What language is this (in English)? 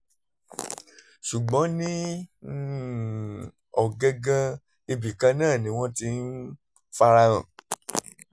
Yoruba